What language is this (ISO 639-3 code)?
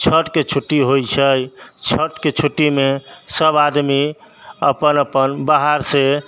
mai